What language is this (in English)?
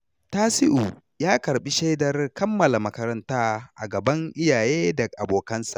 Hausa